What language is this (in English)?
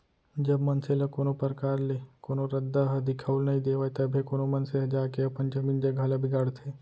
Chhattisgarhi